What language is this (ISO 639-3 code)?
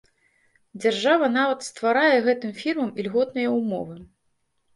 bel